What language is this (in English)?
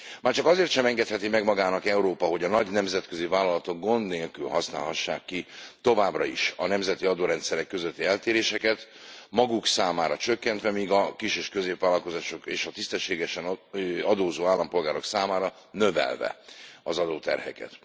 Hungarian